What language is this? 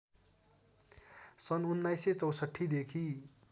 Nepali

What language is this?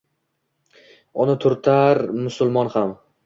Uzbek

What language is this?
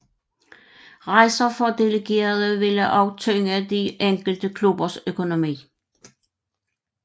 Danish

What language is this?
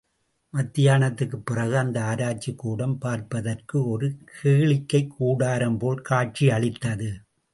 Tamil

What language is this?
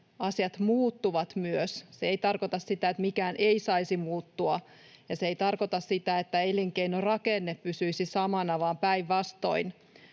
Finnish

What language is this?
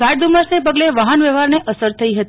Gujarati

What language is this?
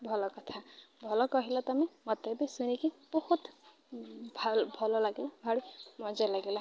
Odia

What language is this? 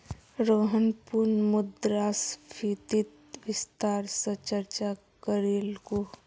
Magahi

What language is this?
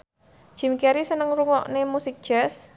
Javanese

